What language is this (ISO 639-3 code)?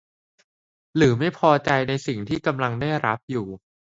tha